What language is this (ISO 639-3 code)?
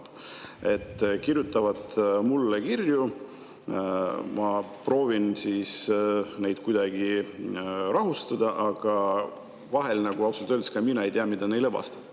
est